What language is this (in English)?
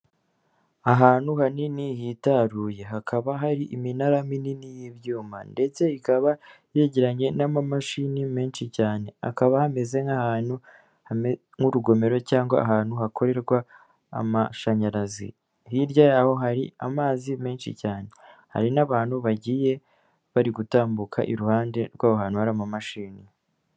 Kinyarwanda